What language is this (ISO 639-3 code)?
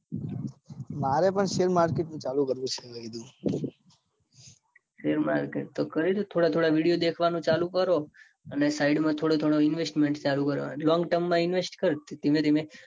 guj